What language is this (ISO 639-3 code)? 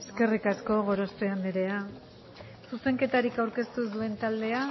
eus